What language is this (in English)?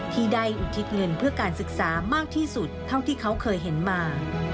Thai